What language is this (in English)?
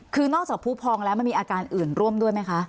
Thai